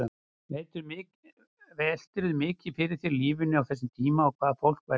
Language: Icelandic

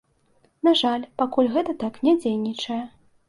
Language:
Belarusian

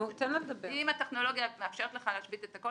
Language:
Hebrew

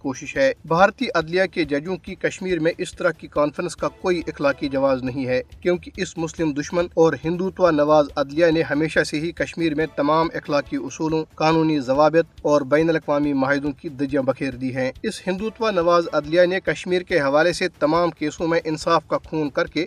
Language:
Urdu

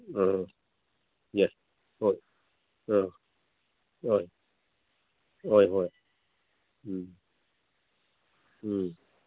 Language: Manipuri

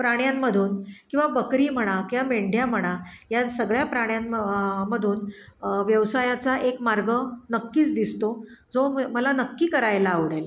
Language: Marathi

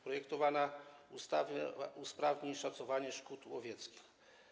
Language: Polish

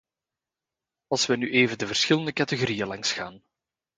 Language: Dutch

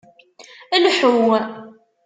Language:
Kabyle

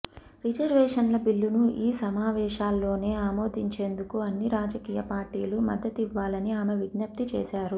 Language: Telugu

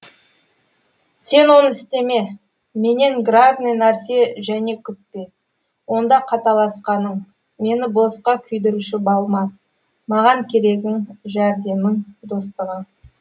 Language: Kazakh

